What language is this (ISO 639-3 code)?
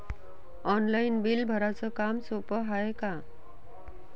mar